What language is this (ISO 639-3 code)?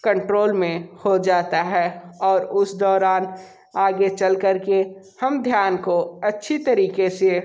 hin